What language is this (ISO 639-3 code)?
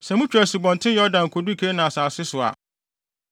aka